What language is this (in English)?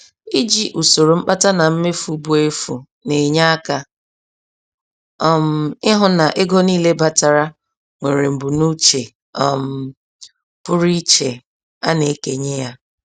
Igbo